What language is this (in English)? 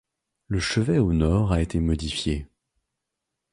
French